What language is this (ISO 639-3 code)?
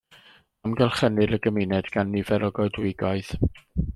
cym